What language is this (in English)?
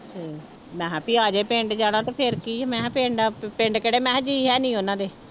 Punjabi